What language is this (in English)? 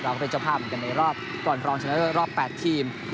Thai